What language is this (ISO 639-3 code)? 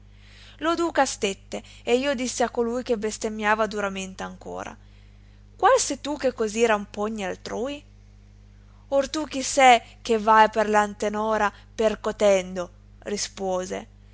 ita